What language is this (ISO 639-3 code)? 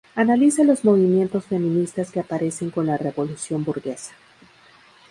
spa